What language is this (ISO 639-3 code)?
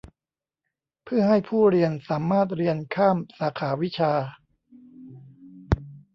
tha